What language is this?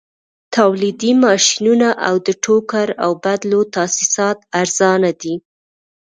Pashto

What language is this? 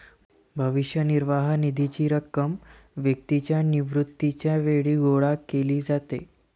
Marathi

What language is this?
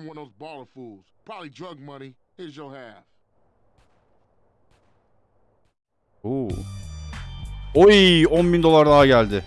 Turkish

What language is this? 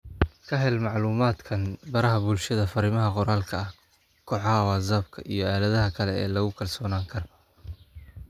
Somali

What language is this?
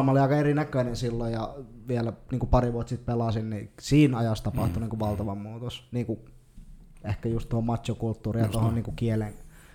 Finnish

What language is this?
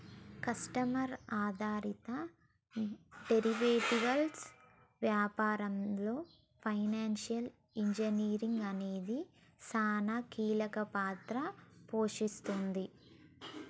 Telugu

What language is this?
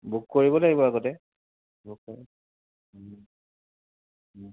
Assamese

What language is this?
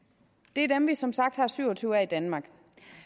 Danish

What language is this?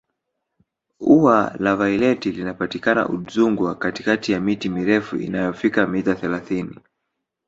Swahili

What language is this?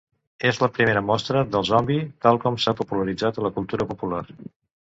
Catalan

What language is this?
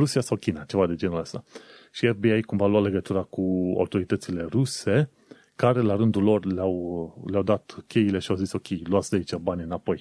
Romanian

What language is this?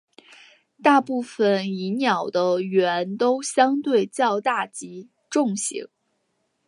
Chinese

